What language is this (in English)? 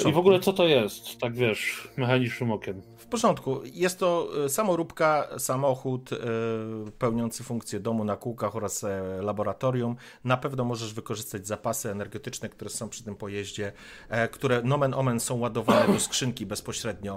Polish